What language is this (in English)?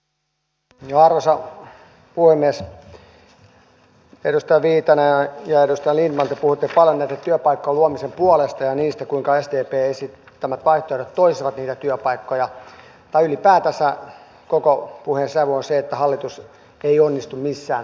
Finnish